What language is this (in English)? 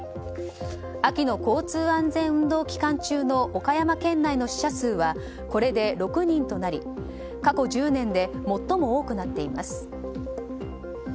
Japanese